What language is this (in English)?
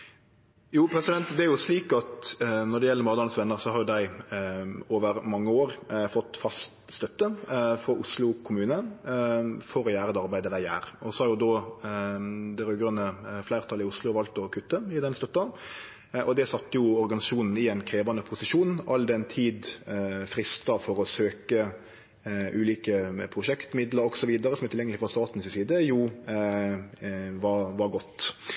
Norwegian